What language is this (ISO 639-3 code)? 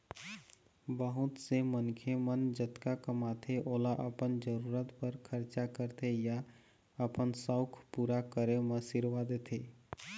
hne